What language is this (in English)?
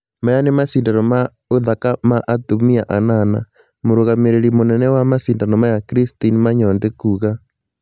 Kikuyu